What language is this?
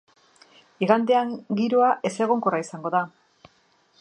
Basque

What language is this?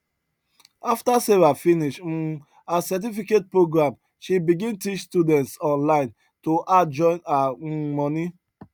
Nigerian Pidgin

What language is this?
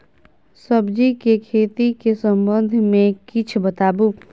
Maithili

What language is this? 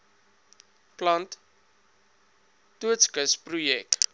Afrikaans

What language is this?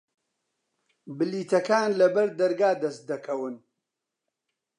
Central Kurdish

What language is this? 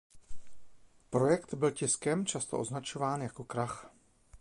Czech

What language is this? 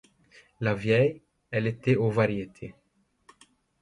French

